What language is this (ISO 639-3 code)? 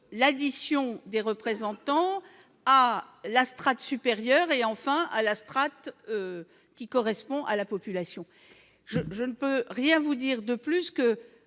fra